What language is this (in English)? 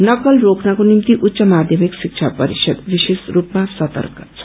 Nepali